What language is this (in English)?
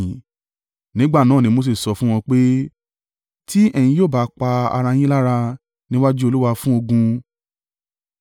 Yoruba